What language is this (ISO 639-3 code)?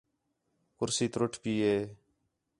xhe